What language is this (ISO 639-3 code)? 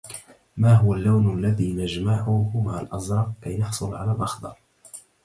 ara